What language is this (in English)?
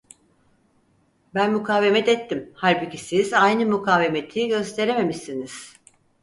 Turkish